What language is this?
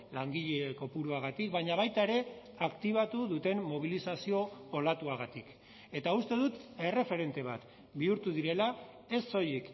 Basque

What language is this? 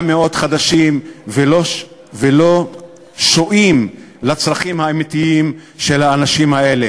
Hebrew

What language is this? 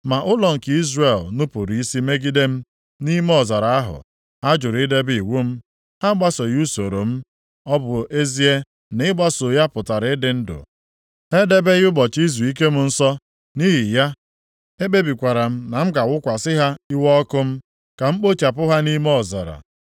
Igbo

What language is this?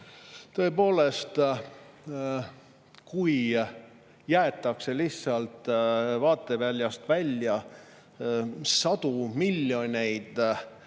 Estonian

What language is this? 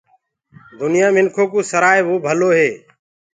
Gurgula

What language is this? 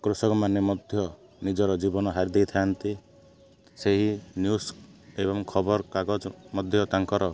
Odia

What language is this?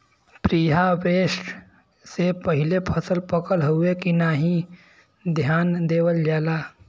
Bhojpuri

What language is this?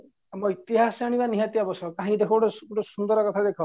Odia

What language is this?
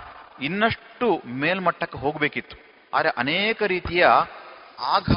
Kannada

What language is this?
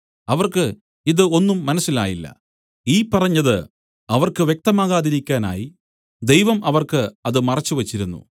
Malayalam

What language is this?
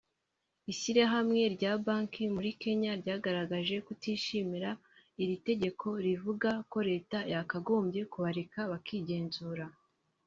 Kinyarwanda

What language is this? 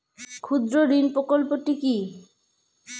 Bangla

